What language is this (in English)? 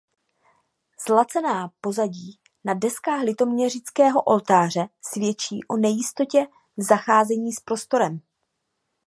Czech